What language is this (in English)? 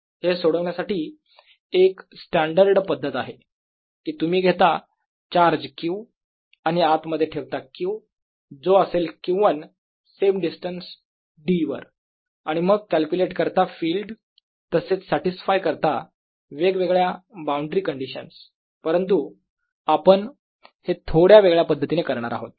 Marathi